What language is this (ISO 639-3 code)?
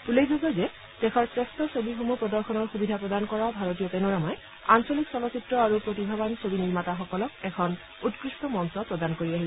asm